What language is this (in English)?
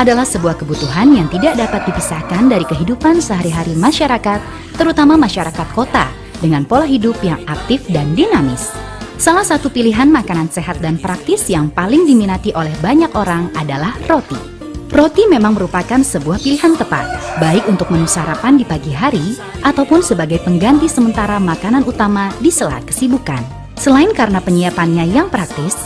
Indonesian